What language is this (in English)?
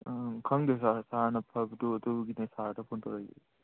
Manipuri